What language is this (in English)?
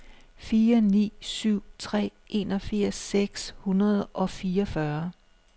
Danish